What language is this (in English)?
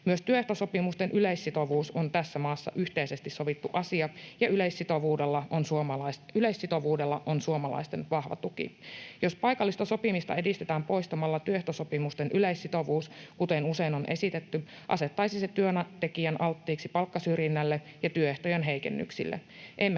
Finnish